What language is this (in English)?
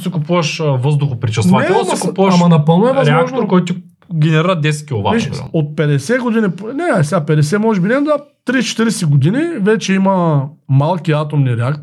Bulgarian